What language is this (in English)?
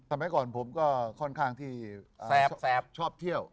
Thai